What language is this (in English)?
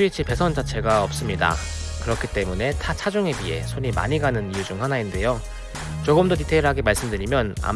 Korean